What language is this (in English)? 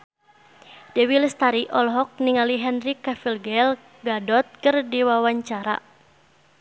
Sundanese